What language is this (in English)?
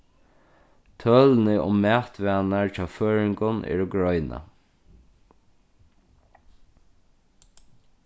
Faroese